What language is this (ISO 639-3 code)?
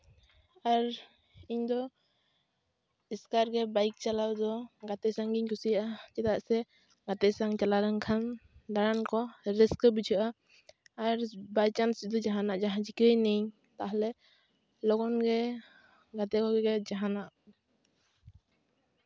sat